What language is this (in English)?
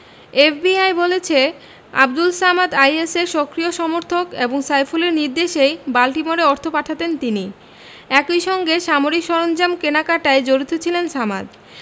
Bangla